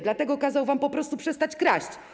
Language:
Polish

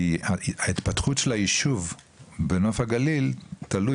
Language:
Hebrew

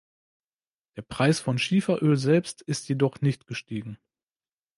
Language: German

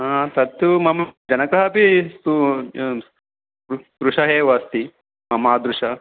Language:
Sanskrit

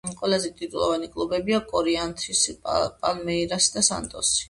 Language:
Georgian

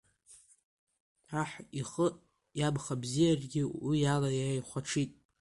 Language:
Abkhazian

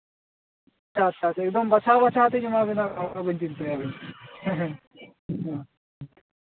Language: Santali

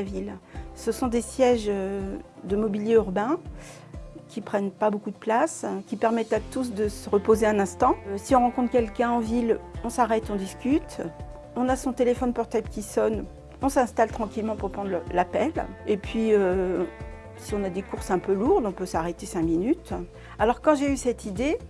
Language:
French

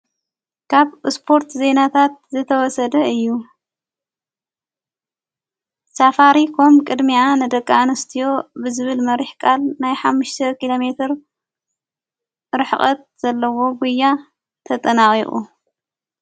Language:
Tigrinya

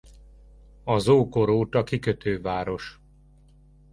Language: Hungarian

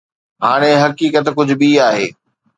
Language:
Sindhi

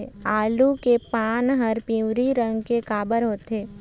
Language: Chhattisgarhi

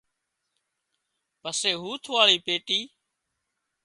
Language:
Wadiyara Koli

